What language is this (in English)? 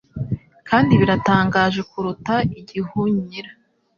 Kinyarwanda